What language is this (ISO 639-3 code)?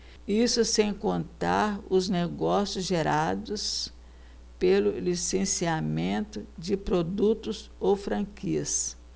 por